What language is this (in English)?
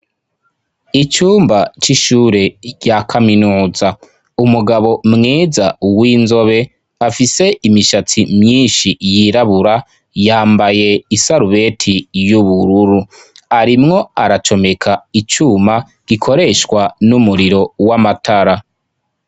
Rundi